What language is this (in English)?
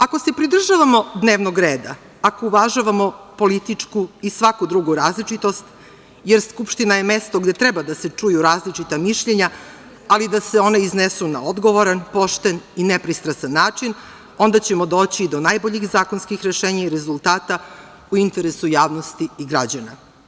Serbian